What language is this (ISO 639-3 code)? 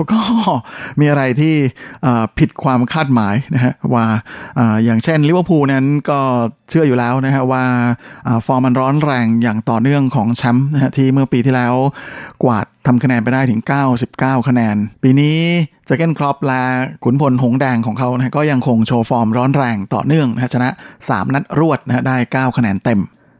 tha